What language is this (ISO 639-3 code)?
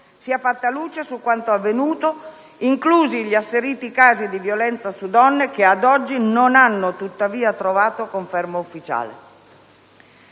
ita